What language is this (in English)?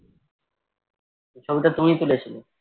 Bangla